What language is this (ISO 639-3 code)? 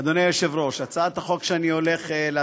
heb